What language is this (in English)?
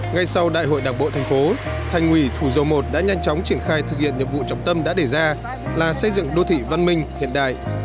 Vietnamese